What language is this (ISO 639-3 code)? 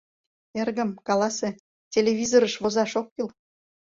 chm